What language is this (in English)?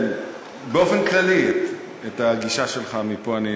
Hebrew